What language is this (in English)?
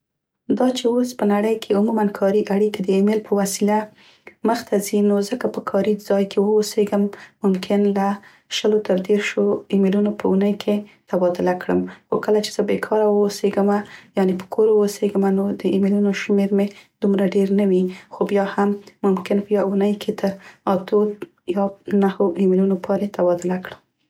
Central Pashto